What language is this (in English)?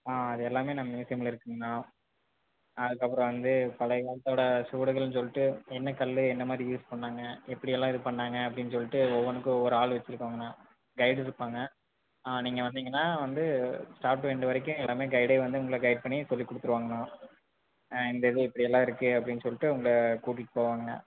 Tamil